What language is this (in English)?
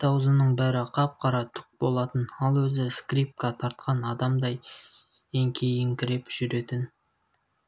Kazakh